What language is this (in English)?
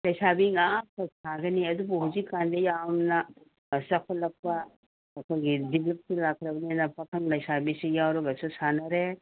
Manipuri